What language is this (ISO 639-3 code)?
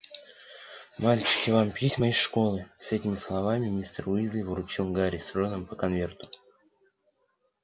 rus